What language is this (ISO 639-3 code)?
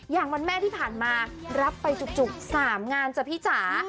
tha